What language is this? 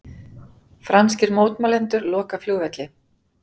Icelandic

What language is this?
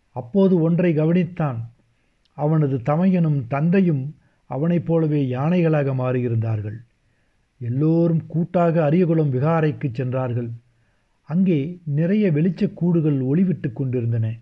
Tamil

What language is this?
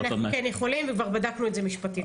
Hebrew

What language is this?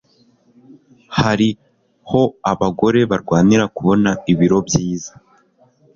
Kinyarwanda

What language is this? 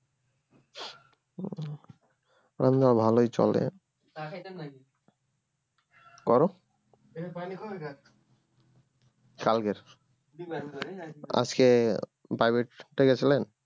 Bangla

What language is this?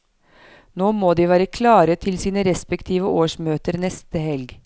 Norwegian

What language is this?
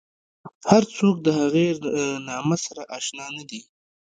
Pashto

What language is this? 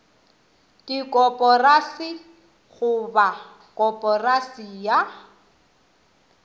Northern Sotho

